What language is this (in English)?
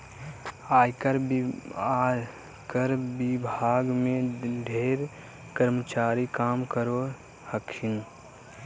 Magahi